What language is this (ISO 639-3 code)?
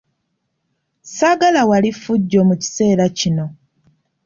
lug